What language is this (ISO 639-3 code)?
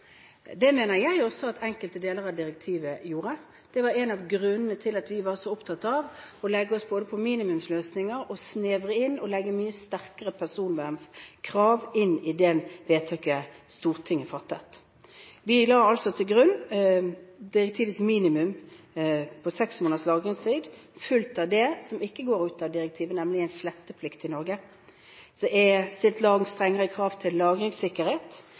nob